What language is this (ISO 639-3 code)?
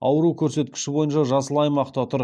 kaz